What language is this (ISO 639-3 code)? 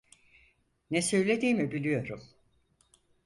tur